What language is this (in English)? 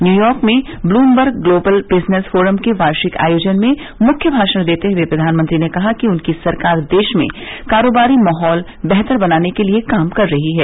Hindi